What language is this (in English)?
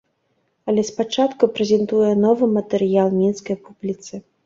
Belarusian